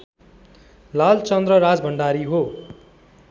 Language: Nepali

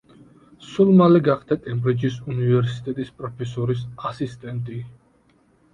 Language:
Georgian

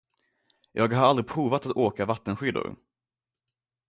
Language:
Swedish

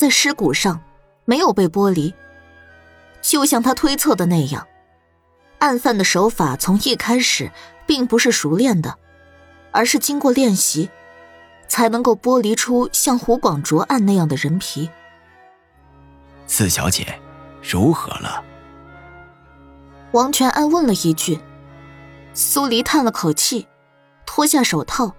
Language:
Chinese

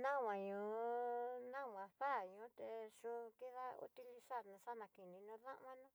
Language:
Tidaá Mixtec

